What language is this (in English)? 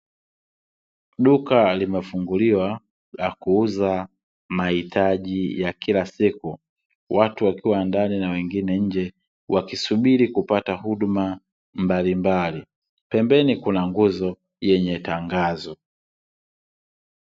Swahili